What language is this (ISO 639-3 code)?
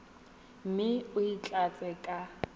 tsn